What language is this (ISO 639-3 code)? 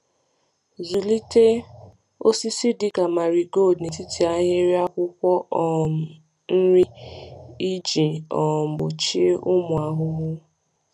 ibo